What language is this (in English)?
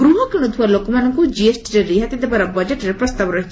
Odia